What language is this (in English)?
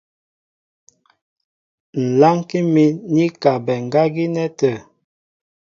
Mbo (Cameroon)